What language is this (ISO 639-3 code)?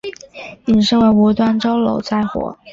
zho